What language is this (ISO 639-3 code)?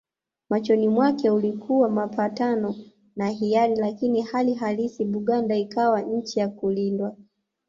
swa